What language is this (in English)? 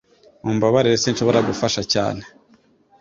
Kinyarwanda